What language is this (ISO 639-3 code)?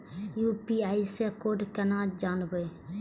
mai